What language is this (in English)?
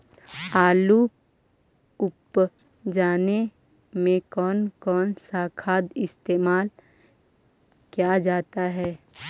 Magahi